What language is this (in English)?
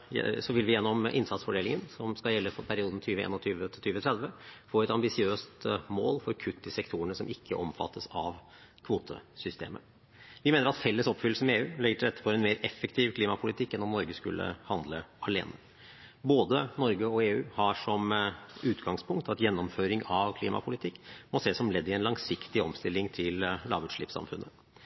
Norwegian Bokmål